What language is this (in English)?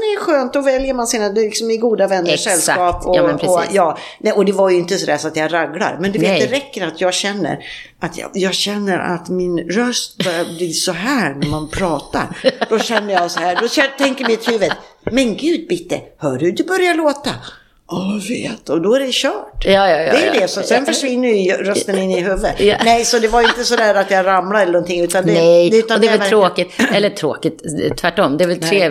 Swedish